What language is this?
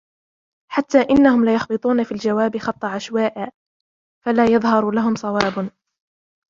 Arabic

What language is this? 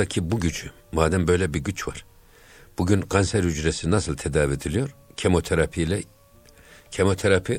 Turkish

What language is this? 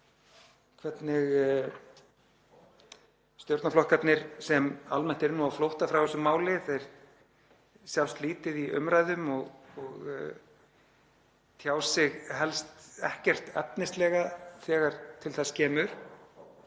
Icelandic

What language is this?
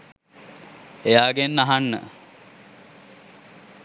Sinhala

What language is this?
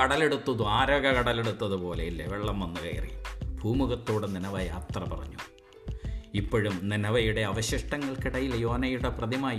Malayalam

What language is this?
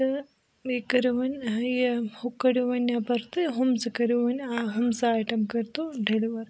Kashmiri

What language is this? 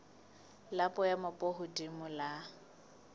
Southern Sotho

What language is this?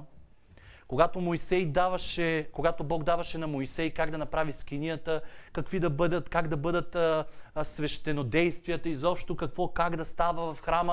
Bulgarian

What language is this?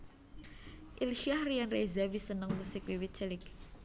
Javanese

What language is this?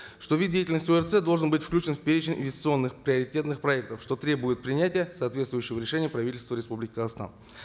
Kazakh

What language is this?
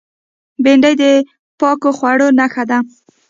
Pashto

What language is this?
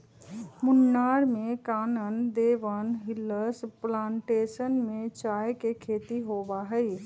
Magahi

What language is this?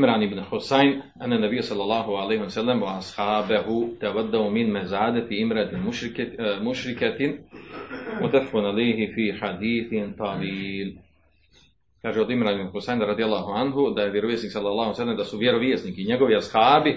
Croatian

